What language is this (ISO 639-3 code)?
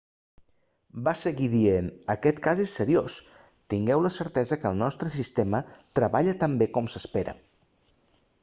cat